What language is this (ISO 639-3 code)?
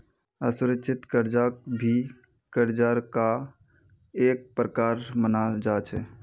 mag